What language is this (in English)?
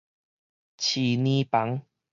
Min Nan Chinese